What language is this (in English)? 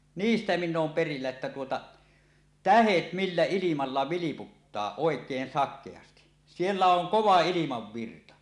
Finnish